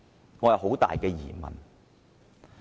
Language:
Cantonese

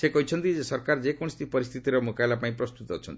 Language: Odia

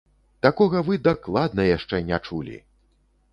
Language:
Belarusian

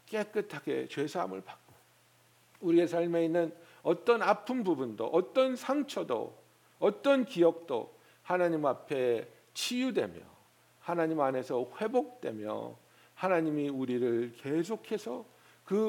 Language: Korean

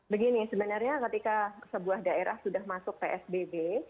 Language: Indonesian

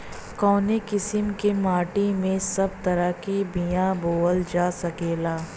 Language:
Bhojpuri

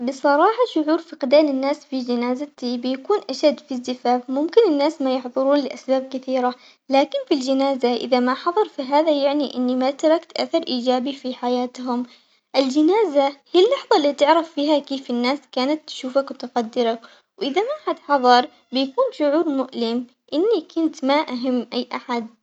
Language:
Omani Arabic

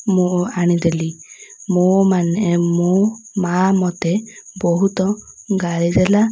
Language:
Odia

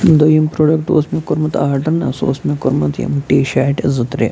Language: Kashmiri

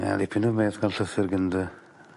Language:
Welsh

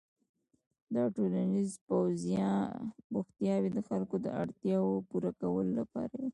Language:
Pashto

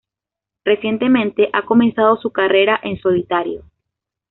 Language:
Spanish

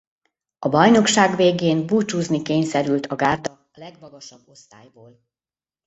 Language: Hungarian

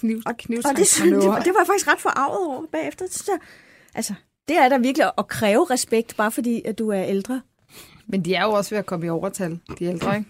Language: Danish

